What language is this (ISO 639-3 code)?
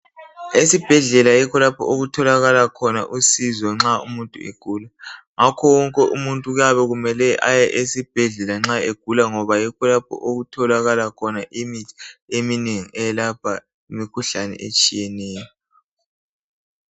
nde